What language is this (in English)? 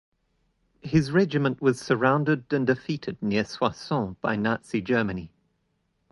English